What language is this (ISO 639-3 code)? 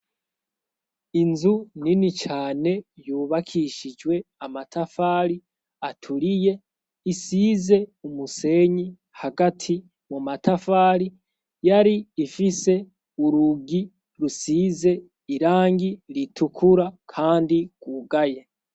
run